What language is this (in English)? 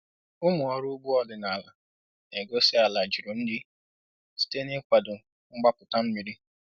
Igbo